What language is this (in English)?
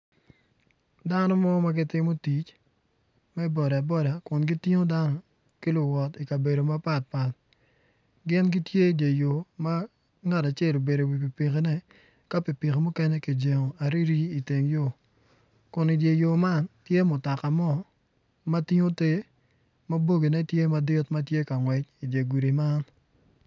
Acoli